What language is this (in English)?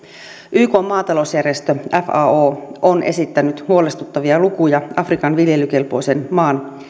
Finnish